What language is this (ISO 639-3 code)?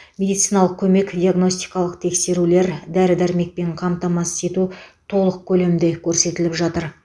kaz